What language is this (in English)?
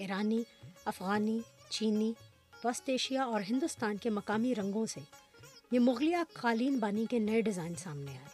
Urdu